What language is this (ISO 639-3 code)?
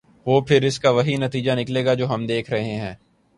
urd